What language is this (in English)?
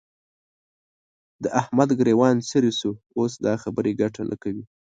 Pashto